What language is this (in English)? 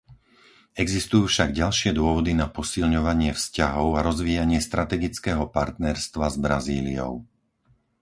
Slovak